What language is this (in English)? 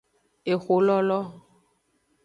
Aja (Benin)